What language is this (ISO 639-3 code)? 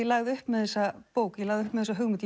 isl